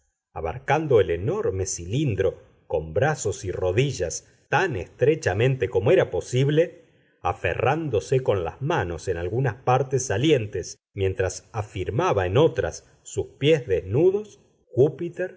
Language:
Spanish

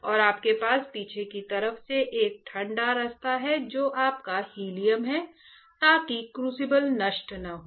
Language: Hindi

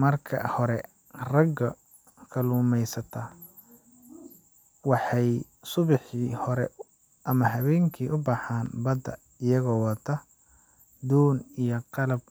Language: Somali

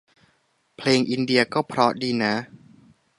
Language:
Thai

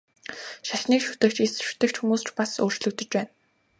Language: Mongolian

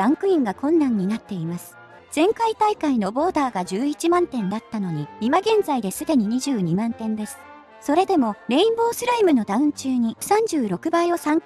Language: Japanese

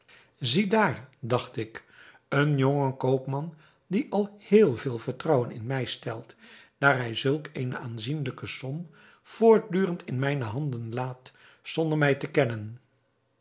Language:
Dutch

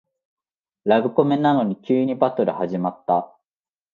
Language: Japanese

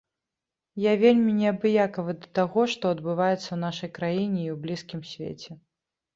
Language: Belarusian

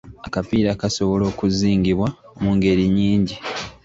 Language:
Ganda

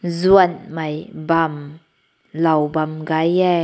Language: Rongmei Naga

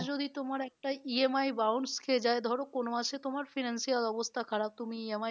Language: Bangla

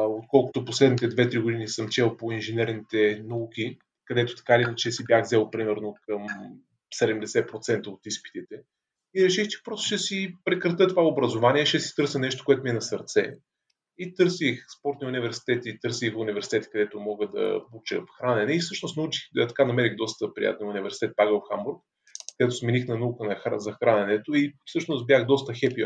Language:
Bulgarian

